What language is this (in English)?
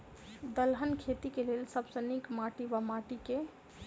Maithili